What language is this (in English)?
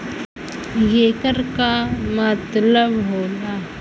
Bhojpuri